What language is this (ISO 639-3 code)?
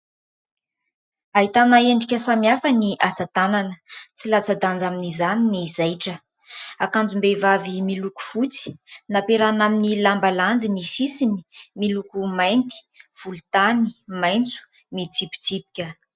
mlg